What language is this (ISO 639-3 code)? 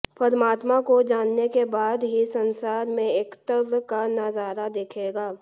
hin